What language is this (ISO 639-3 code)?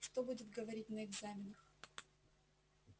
rus